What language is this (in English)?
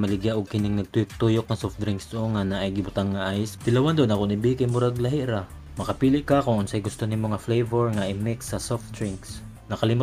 Filipino